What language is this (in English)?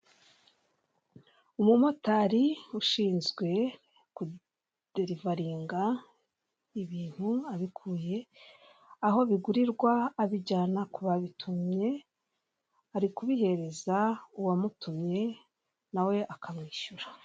Kinyarwanda